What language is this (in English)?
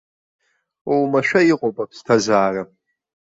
Abkhazian